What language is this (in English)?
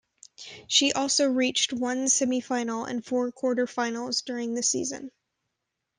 English